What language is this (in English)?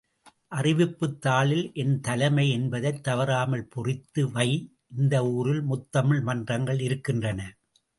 Tamil